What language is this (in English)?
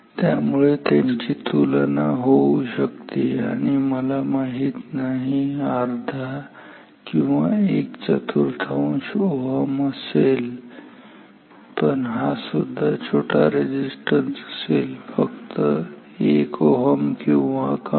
Marathi